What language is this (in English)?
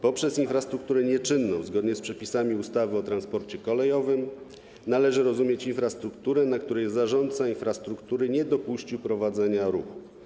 Polish